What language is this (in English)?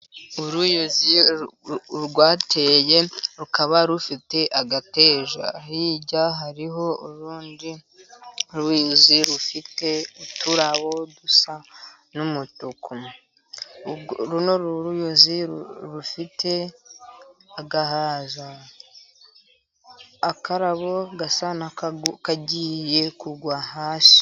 Kinyarwanda